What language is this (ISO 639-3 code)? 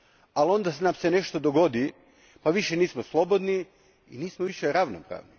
hrv